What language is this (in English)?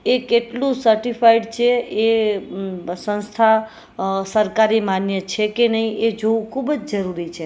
Gujarati